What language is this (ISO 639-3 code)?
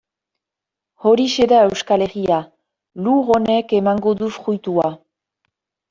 eus